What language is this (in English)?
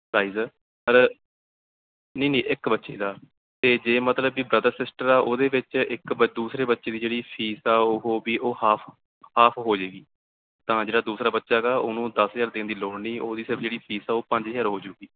Punjabi